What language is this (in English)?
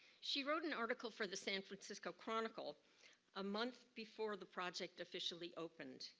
English